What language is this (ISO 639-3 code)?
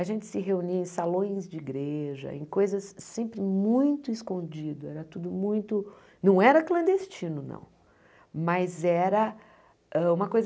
por